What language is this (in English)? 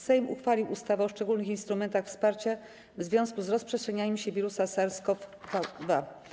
Polish